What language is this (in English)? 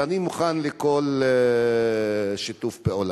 Hebrew